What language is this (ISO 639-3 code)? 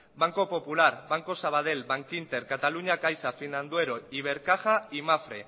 spa